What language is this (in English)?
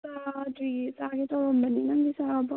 Manipuri